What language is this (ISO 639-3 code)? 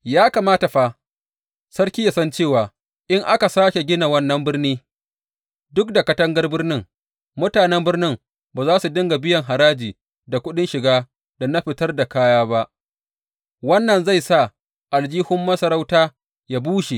hau